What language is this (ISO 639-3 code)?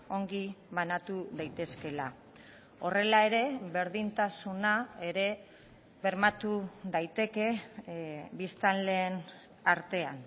eus